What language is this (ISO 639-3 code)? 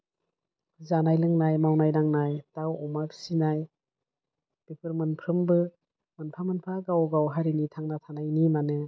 brx